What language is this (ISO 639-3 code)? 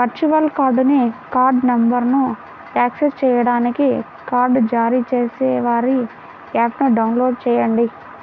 tel